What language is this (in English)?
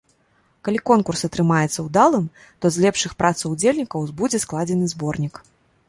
Belarusian